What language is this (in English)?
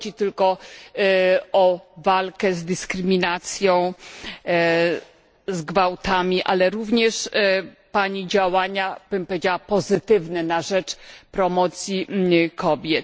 Polish